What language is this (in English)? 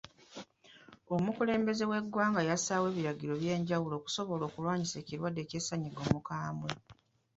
Ganda